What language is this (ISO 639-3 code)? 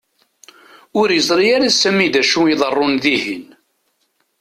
kab